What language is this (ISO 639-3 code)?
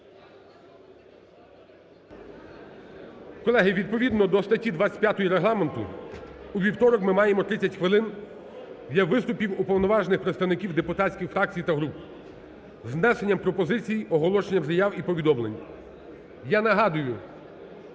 ukr